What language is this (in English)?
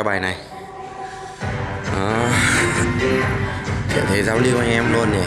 Vietnamese